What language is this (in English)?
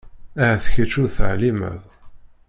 Kabyle